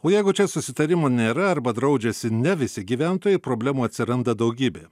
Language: Lithuanian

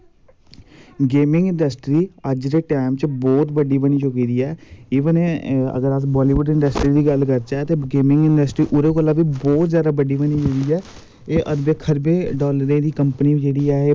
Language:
Dogri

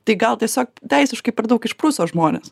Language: Lithuanian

